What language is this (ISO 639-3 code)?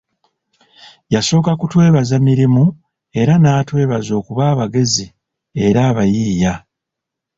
lug